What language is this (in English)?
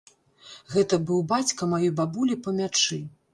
Belarusian